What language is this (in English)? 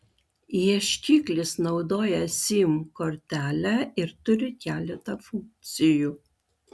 Lithuanian